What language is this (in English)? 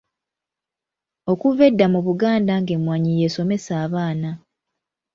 Ganda